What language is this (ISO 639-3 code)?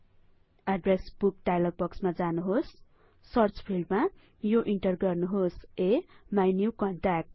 nep